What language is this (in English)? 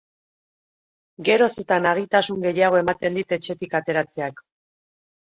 Basque